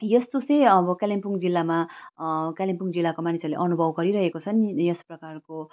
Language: Nepali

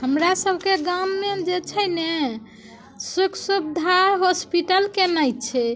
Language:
Maithili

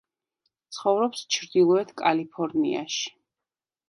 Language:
Georgian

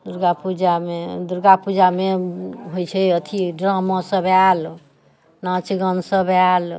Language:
Maithili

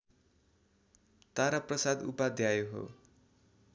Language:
Nepali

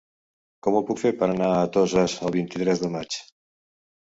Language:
Catalan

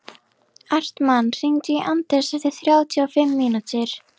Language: Icelandic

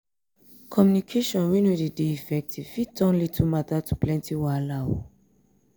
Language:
Nigerian Pidgin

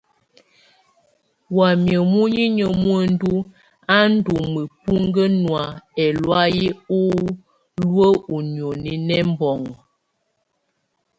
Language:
Tunen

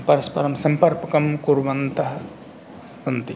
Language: Sanskrit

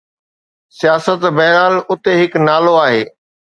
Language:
Sindhi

